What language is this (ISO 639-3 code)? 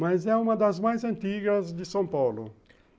por